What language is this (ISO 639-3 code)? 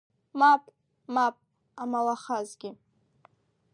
abk